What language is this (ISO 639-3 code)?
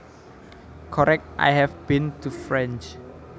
jav